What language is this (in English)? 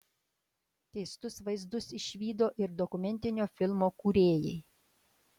Lithuanian